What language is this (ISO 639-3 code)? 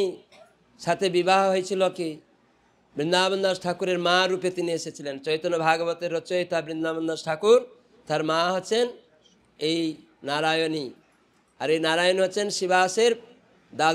ben